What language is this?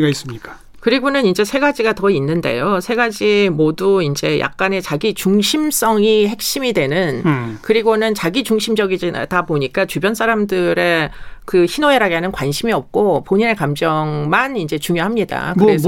Korean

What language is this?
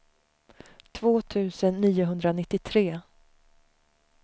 Swedish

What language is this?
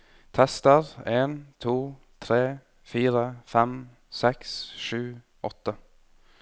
Norwegian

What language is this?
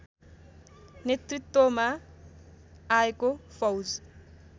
Nepali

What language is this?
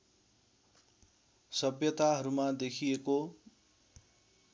Nepali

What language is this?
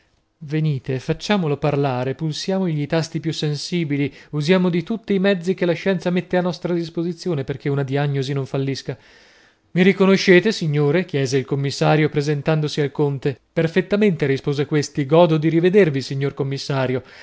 Italian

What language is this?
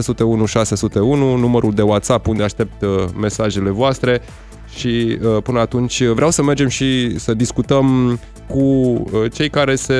Romanian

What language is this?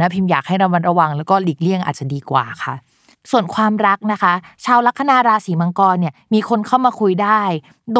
Thai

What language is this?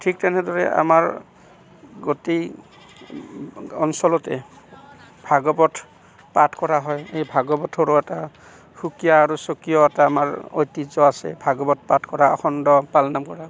Assamese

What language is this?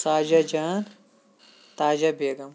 Kashmiri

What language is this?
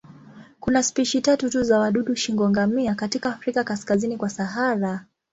Swahili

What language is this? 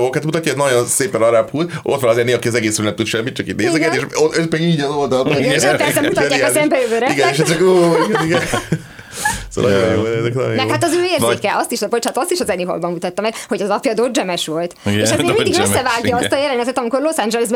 Hungarian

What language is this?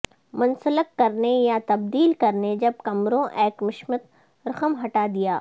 Urdu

